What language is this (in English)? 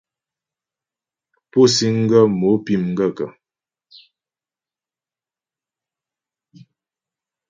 Ghomala